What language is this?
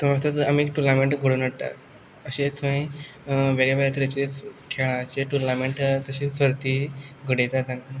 Konkani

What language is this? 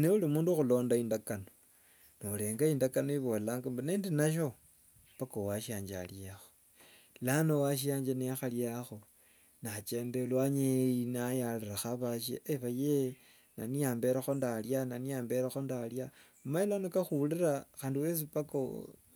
Wanga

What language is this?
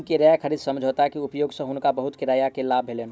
Maithili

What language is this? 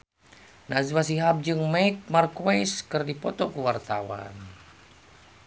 Sundanese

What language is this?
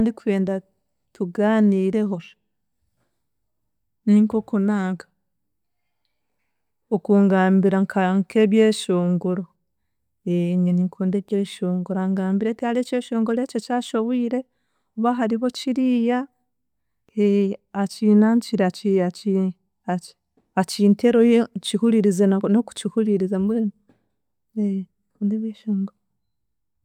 Chiga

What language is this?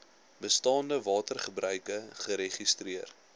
Afrikaans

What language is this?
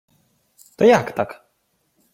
Ukrainian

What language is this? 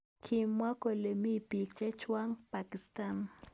Kalenjin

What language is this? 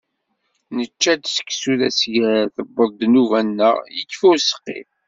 Kabyle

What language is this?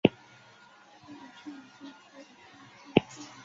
Chinese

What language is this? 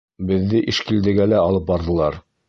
Bashkir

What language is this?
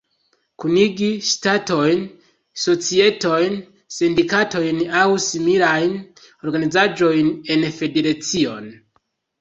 Esperanto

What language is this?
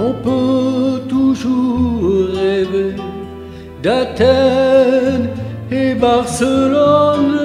French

